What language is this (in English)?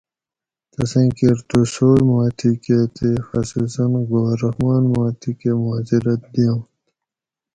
Gawri